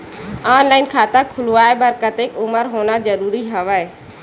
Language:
Chhattisgarhi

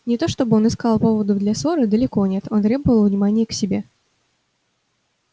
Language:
Russian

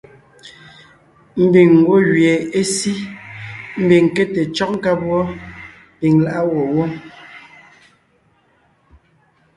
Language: Ngiemboon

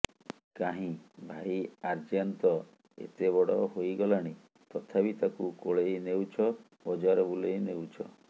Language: Odia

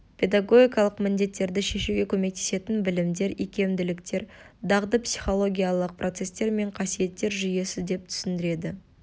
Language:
Kazakh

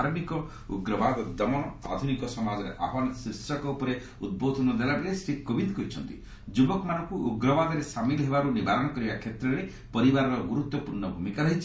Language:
Odia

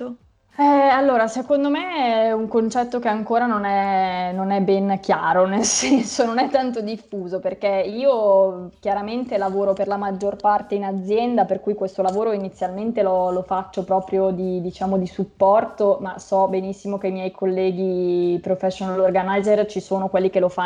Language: Italian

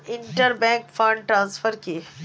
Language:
Bangla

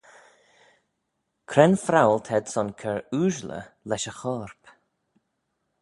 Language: Manx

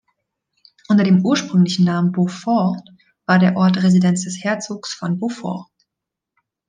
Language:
German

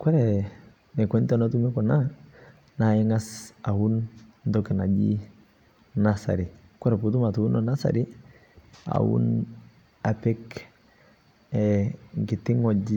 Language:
Masai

